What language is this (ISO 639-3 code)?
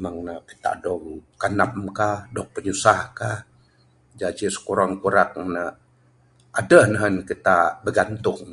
sdo